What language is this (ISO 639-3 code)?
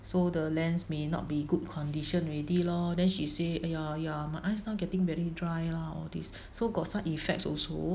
eng